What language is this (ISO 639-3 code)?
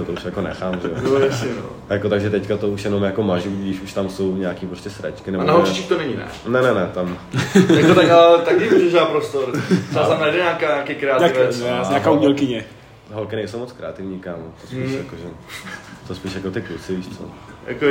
ces